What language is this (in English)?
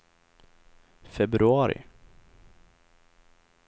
Swedish